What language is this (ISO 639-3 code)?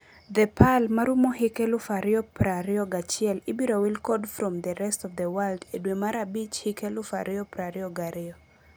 luo